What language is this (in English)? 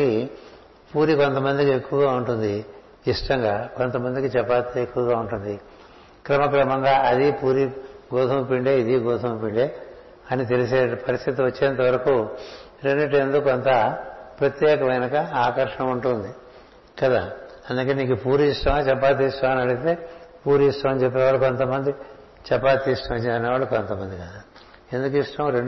Telugu